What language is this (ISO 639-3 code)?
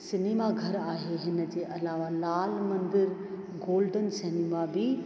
snd